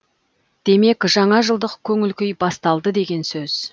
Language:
Kazakh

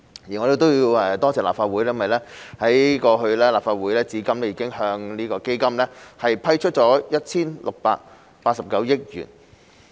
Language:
Cantonese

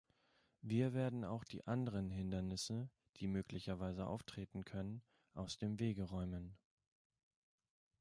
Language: German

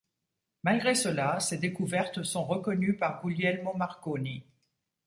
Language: French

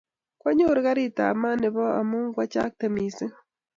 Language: Kalenjin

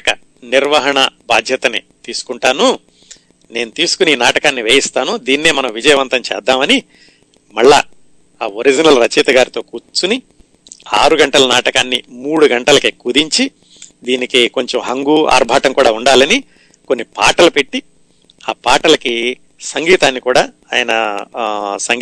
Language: Telugu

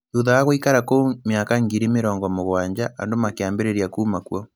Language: Kikuyu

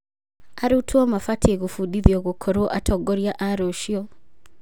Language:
Kikuyu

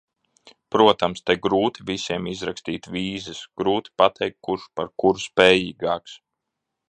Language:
Latvian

